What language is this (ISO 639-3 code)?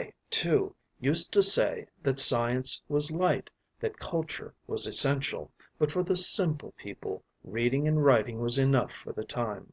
eng